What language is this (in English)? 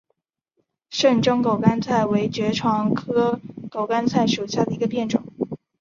Chinese